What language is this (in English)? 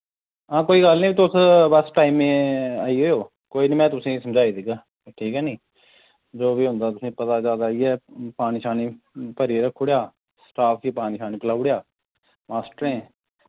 Dogri